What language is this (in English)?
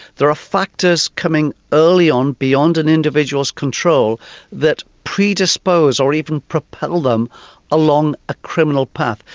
English